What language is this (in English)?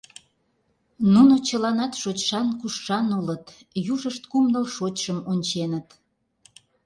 Mari